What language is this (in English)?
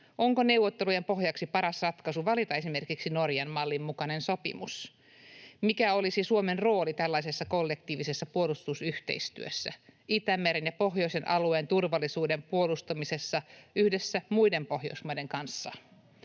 Finnish